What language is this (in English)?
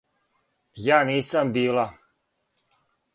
Serbian